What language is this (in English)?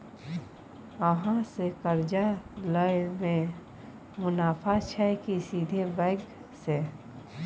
Maithili